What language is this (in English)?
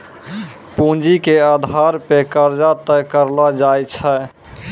Maithili